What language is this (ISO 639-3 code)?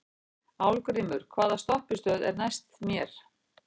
isl